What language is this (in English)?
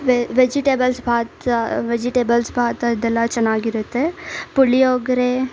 Kannada